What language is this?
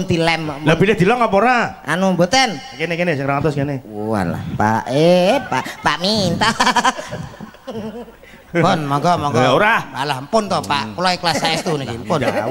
Indonesian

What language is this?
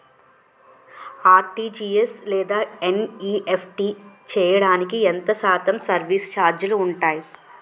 Telugu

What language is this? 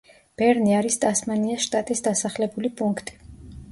Georgian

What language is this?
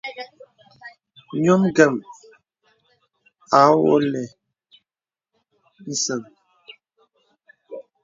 Bebele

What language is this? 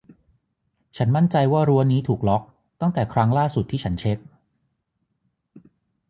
Thai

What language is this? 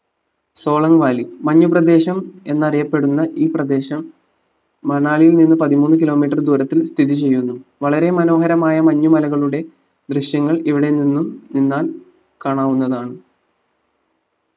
Malayalam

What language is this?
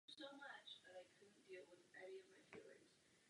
Czech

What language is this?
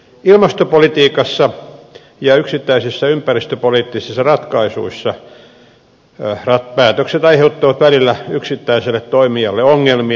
Finnish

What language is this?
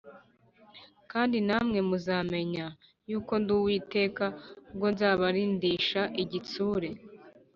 Kinyarwanda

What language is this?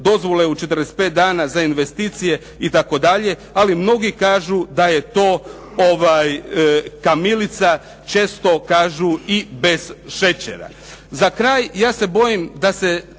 Croatian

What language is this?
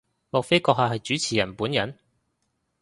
Cantonese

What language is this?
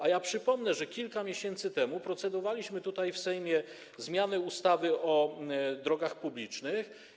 Polish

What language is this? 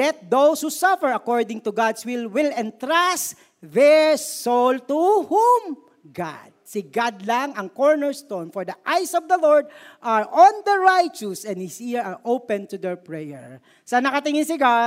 Filipino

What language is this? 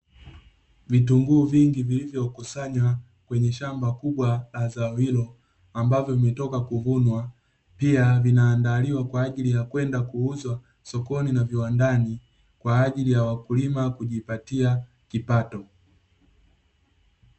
Swahili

